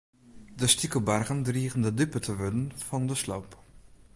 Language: Western Frisian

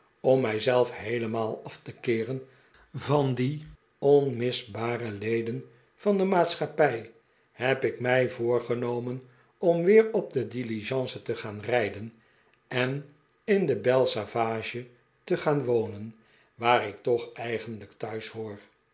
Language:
Dutch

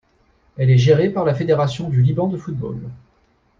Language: French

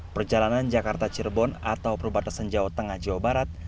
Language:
Indonesian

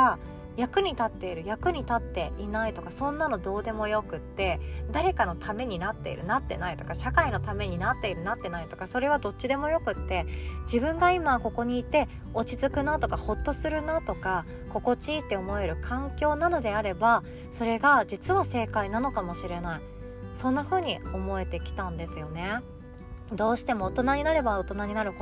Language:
Japanese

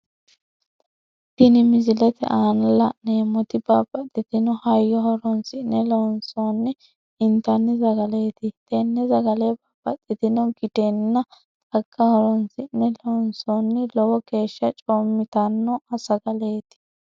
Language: Sidamo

